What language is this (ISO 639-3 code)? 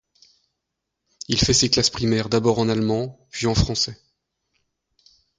fra